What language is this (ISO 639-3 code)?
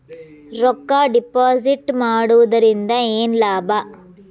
kan